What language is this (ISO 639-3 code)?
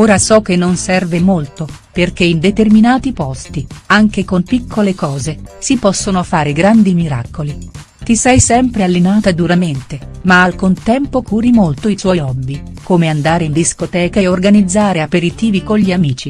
ita